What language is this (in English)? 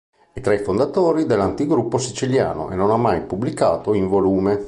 Italian